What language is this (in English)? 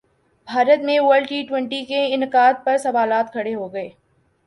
Urdu